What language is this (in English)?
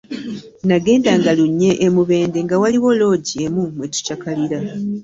Ganda